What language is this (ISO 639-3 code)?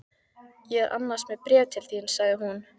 isl